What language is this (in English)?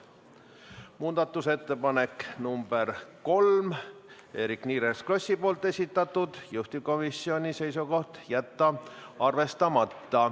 Estonian